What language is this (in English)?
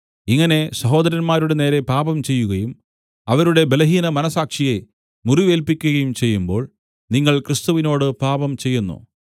Malayalam